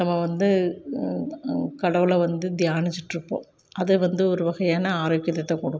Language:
Tamil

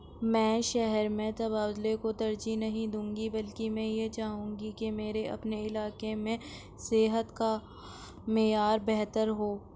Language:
Urdu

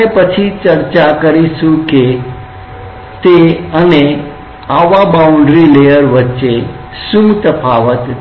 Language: Gujarati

